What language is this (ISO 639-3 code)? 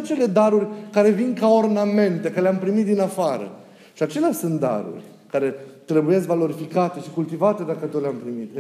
ron